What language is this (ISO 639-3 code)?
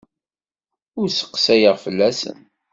kab